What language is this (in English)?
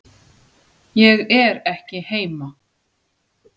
Icelandic